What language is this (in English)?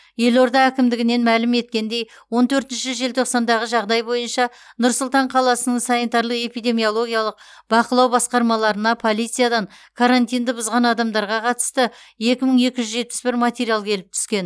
Kazakh